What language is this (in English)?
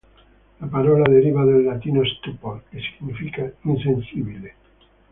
Italian